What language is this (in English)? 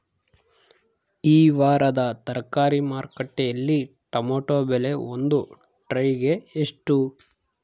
Kannada